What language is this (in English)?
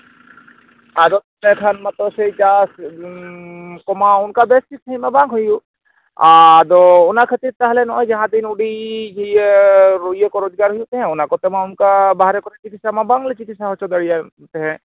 Santali